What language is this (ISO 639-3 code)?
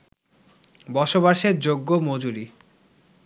ben